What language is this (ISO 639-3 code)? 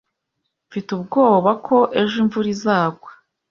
kin